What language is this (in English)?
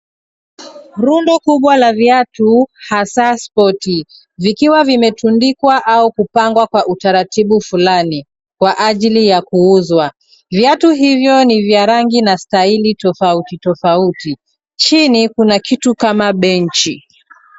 Swahili